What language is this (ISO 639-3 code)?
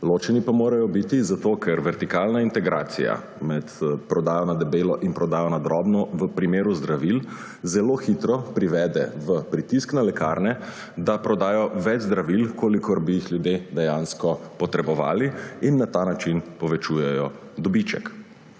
slv